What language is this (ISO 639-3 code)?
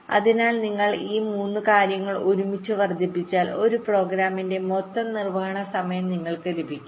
mal